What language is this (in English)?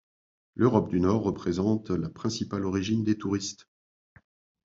French